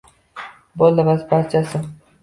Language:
Uzbek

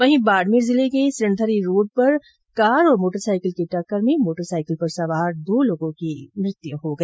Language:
Hindi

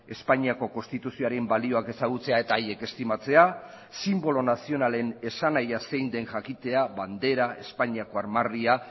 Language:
Basque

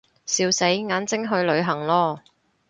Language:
Cantonese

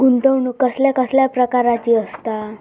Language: Marathi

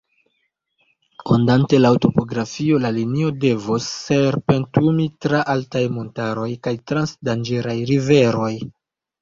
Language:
Esperanto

